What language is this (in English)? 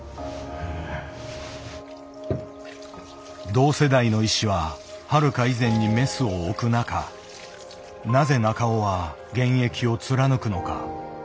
Japanese